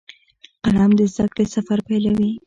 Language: Pashto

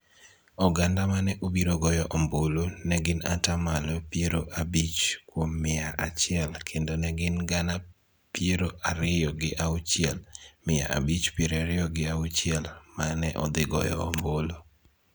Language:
Luo (Kenya and Tanzania)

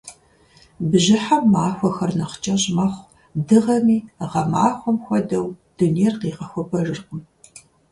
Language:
Kabardian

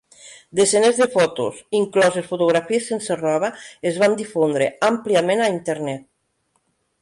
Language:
Catalan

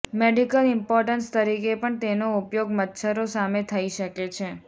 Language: Gujarati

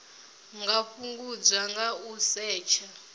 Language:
Venda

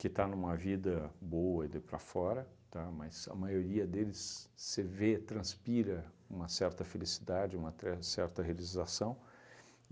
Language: Portuguese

